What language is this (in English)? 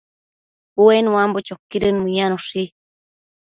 Matsés